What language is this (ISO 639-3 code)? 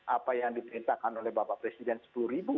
ind